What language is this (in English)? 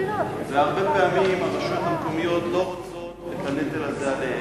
Hebrew